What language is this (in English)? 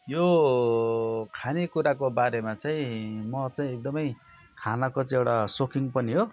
Nepali